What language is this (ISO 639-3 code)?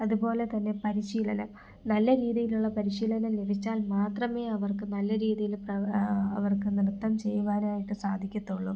mal